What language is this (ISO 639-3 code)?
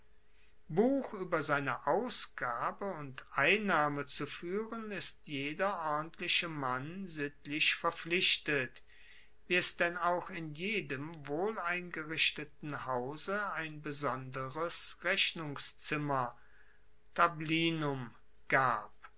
deu